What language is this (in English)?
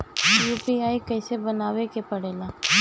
Bhojpuri